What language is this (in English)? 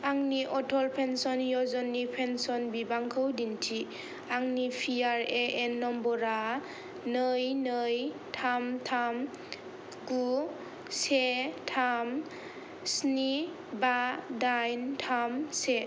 Bodo